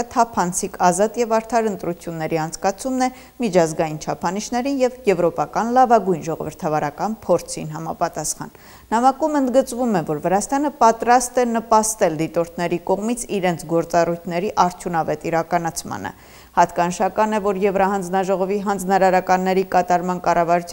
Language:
Romanian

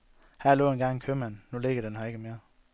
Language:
Danish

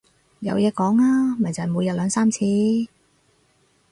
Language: Cantonese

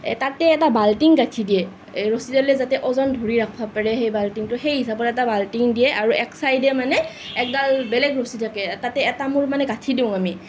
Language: Assamese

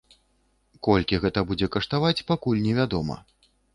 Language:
Belarusian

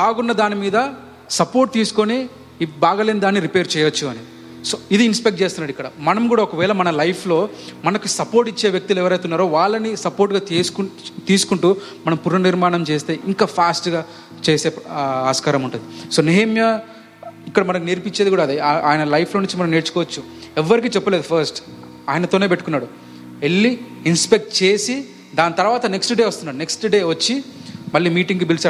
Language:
Telugu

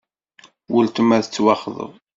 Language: Kabyle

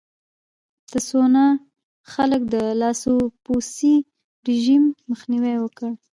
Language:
Pashto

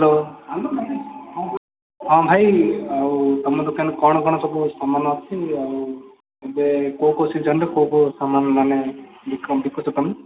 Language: Odia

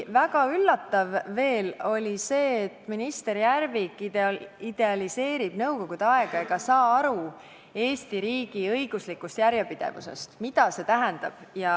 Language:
Estonian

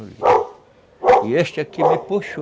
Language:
Portuguese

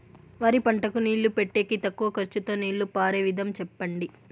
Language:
Telugu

